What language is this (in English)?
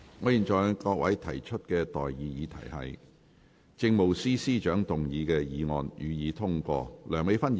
Cantonese